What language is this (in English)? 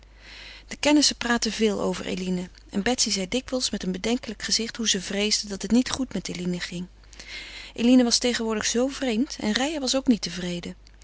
Dutch